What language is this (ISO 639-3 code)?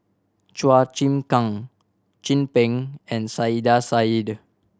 eng